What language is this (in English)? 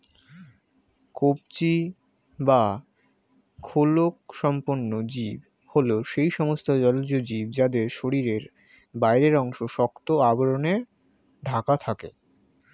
Bangla